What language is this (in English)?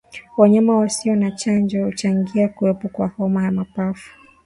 Swahili